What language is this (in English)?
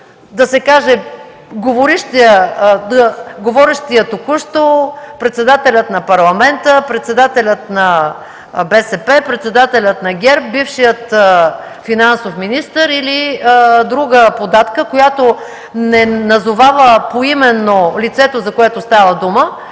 Bulgarian